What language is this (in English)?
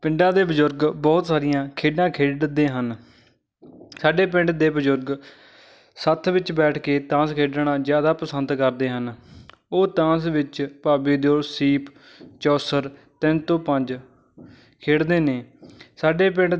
Punjabi